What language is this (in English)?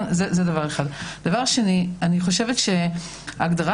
Hebrew